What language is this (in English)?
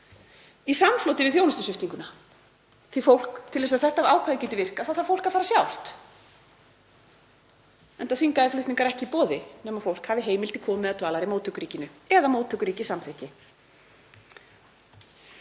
Icelandic